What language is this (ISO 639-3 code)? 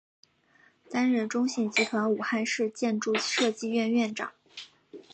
zho